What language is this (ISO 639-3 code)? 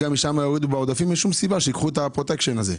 heb